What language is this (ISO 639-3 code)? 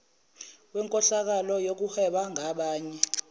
zul